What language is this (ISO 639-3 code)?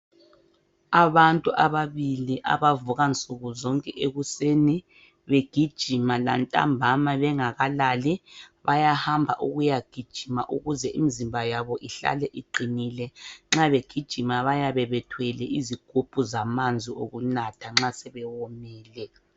nde